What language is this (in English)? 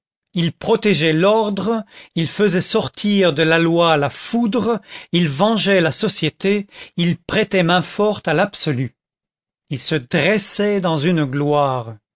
French